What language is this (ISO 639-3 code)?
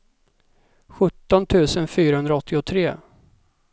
swe